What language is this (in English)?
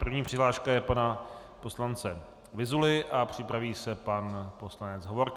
Czech